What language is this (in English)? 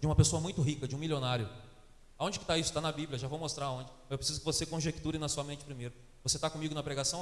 Portuguese